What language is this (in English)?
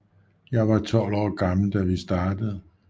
Danish